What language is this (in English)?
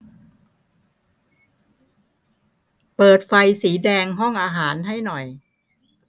Thai